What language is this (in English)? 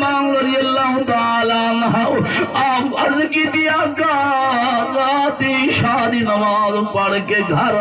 Arabic